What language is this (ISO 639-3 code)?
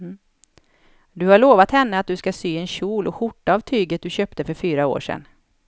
swe